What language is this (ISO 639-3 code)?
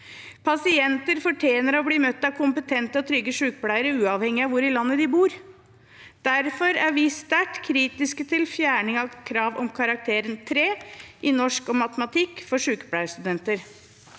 nor